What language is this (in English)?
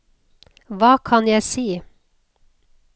Norwegian